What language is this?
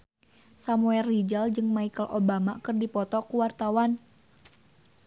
Sundanese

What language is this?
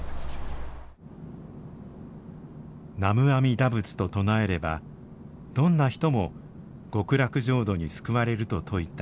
Japanese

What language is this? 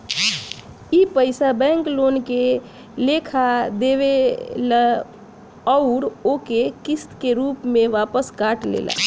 Bhojpuri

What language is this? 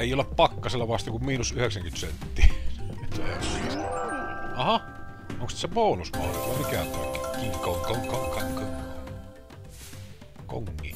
Finnish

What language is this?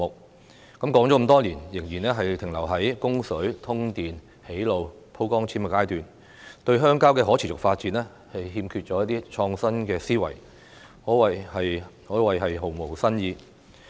Cantonese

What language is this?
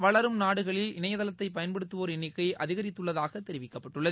Tamil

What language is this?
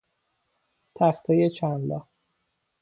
Persian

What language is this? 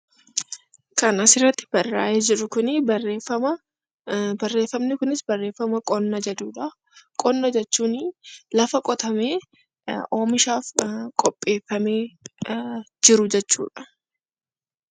Oromo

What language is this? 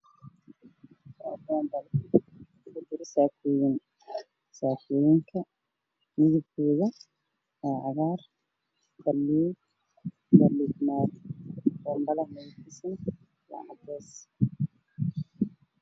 Somali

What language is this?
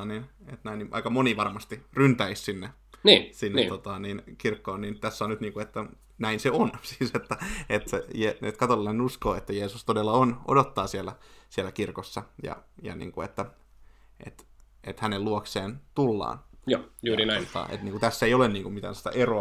Finnish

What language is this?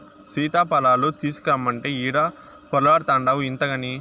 Telugu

